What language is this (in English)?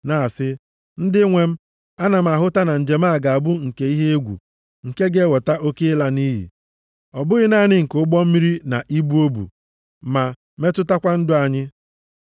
Igbo